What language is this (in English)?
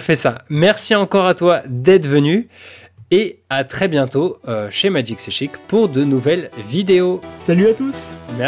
French